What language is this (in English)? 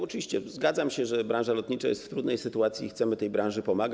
Polish